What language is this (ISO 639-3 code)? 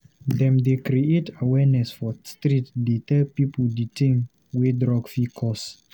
pcm